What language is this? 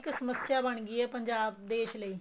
Punjabi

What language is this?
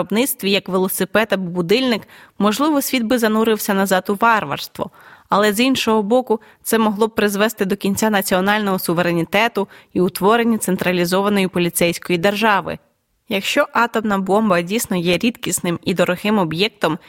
Ukrainian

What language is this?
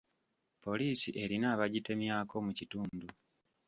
Ganda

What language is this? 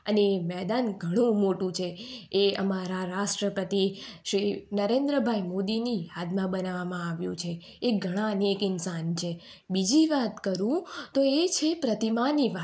Gujarati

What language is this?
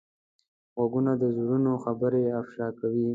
Pashto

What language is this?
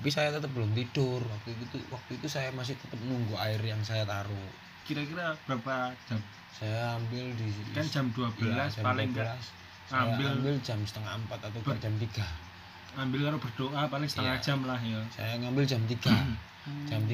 Indonesian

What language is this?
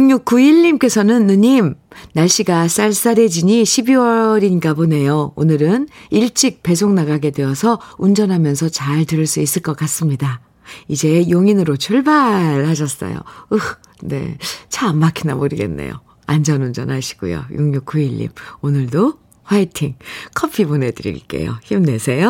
Korean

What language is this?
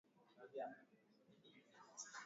Swahili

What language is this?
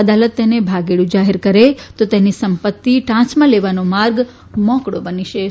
Gujarati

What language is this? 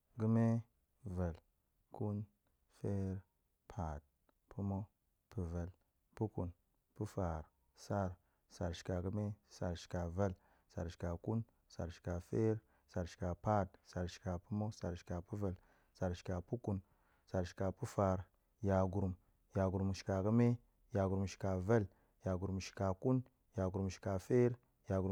Goemai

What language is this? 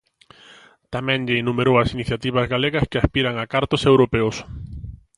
Galician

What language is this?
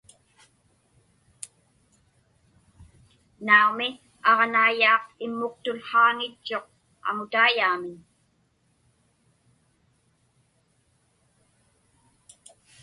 Inupiaq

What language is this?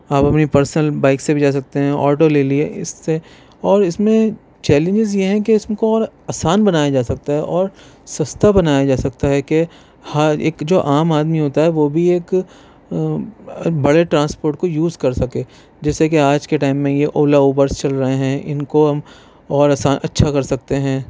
Urdu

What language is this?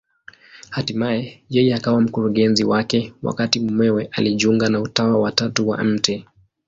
Swahili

